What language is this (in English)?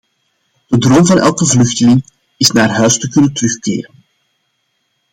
Dutch